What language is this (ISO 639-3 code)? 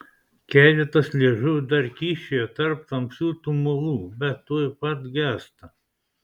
lit